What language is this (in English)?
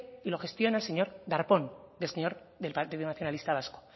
Spanish